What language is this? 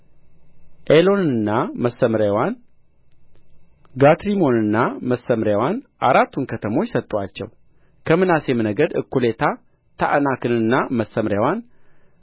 Amharic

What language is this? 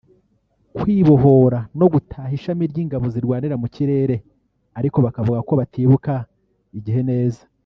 Kinyarwanda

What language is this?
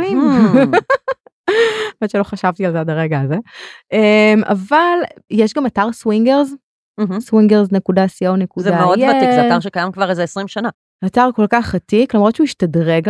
Hebrew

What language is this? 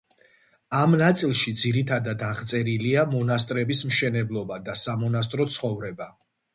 Georgian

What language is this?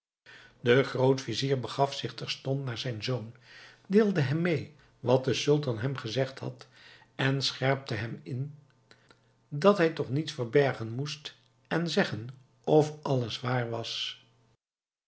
Dutch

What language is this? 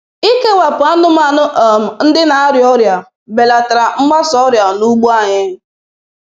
Igbo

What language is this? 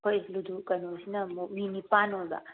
Manipuri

